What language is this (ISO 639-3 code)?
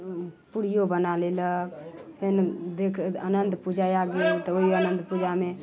mai